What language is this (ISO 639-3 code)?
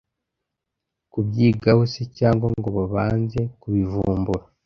kin